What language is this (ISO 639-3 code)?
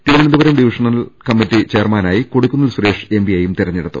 mal